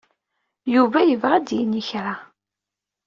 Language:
Kabyle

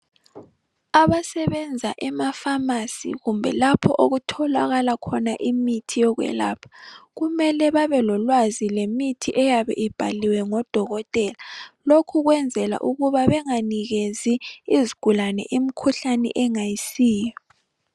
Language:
North Ndebele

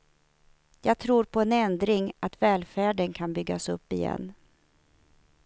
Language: Swedish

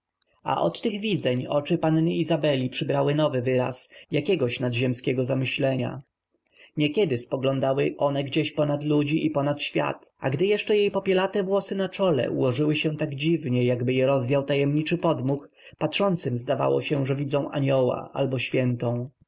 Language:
Polish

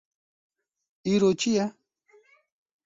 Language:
Kurdish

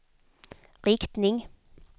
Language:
Swedish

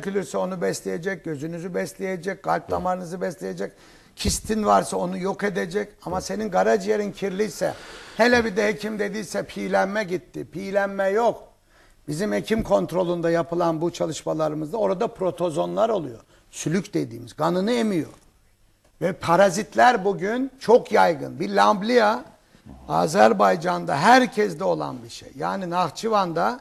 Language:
Turkish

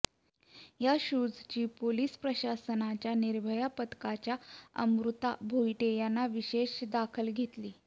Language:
Marathi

